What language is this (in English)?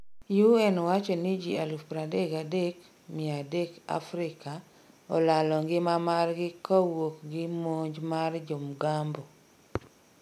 Luo (Kenya and Tanzania)